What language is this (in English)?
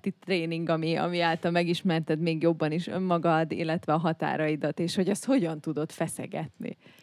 Hungarian